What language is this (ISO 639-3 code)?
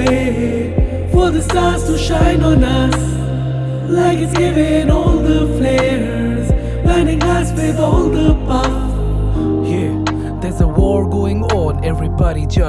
eng